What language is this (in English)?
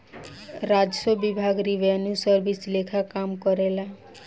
Bhojpuri